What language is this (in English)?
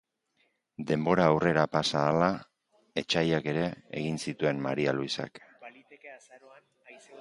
Basque